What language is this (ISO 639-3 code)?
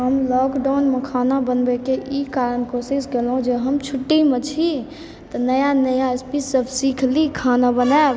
mai